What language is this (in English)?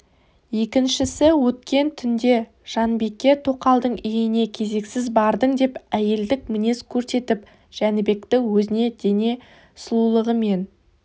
Kazakh